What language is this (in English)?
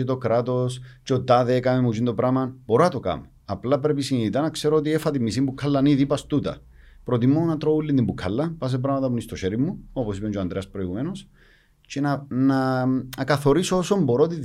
Greek